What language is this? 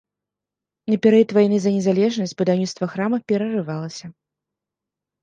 Belarusian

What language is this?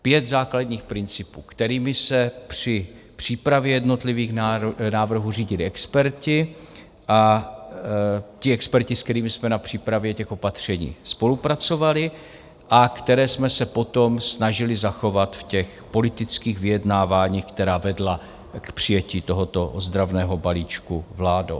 Czech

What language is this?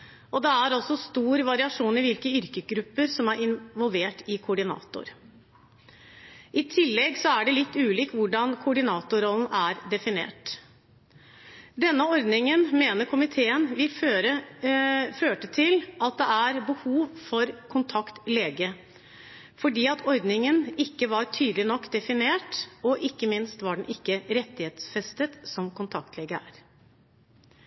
Norwegian Bokmål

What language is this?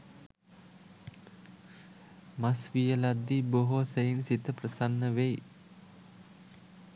Sinhala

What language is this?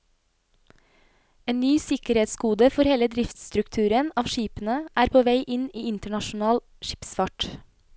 Norwegian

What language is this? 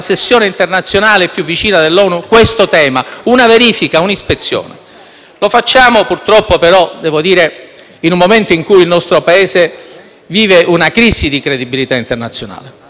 Italian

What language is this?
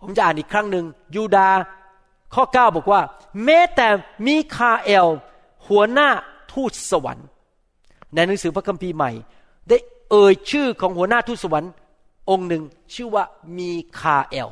Thai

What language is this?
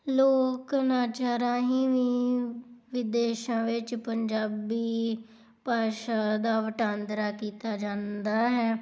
Punjabi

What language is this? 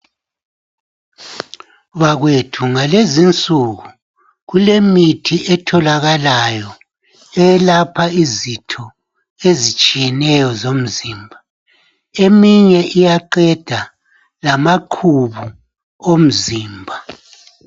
North Ndebele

